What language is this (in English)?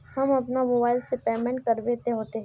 Magahi